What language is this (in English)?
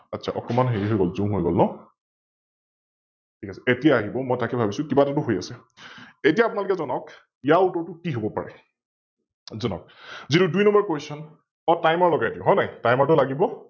Assamese